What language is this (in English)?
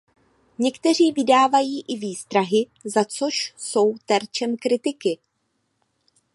Czech